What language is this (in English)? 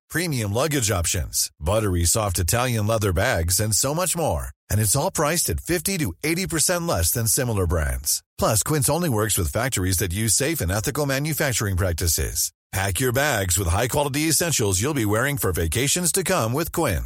Indonesian